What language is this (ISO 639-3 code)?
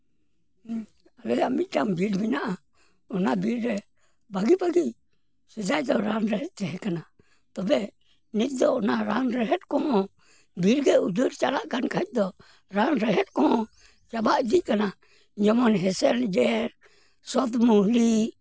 sat